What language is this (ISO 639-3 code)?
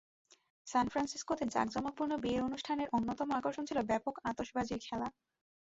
ben